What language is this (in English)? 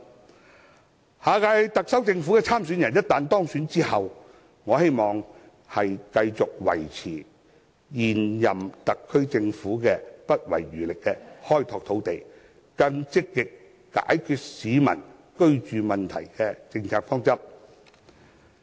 Cantonese